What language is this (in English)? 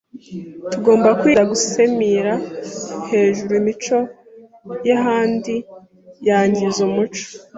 Kinyarwanda